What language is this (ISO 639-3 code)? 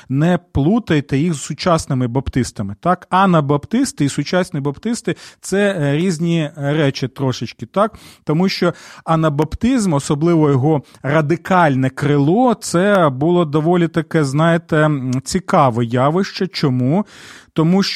ukr